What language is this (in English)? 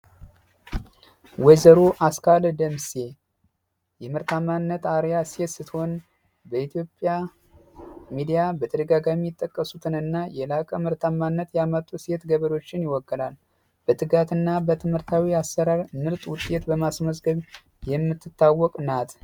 Amharic